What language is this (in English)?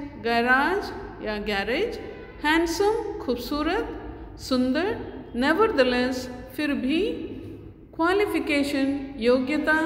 Hindi